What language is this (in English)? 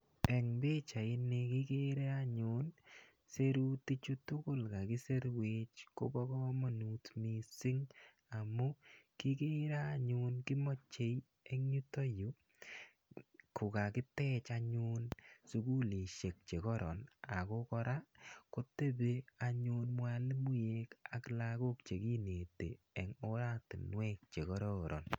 Kalenjin